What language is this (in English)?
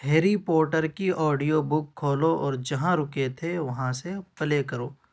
Urdu